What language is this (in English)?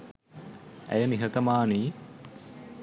Sinhala